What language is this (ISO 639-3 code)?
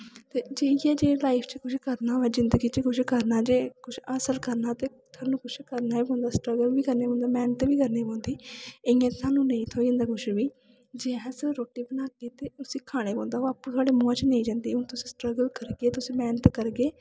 doi